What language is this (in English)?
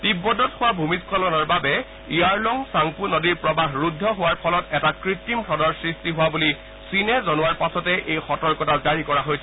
Assamese